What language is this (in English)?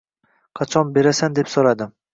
Uzbek